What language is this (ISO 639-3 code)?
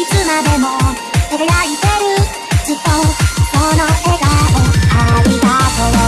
jpn